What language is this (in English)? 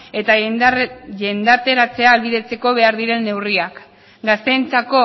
Basque